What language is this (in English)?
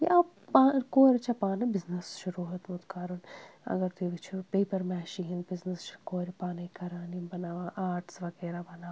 Kashmiri